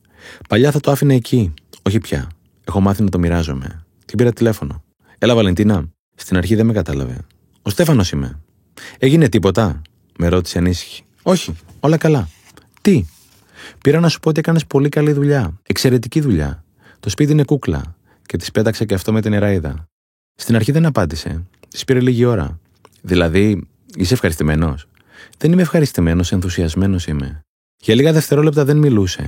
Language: Greek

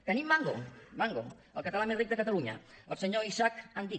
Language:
Catalan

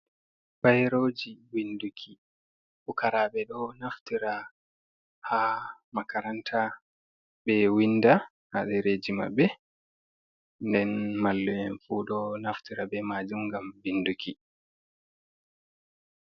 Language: Fula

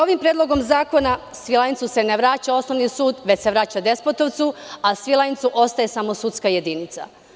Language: Serbian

